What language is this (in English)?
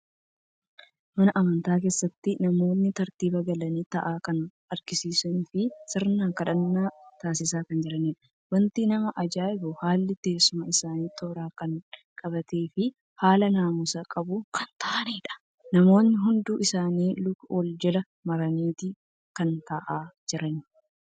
Oromo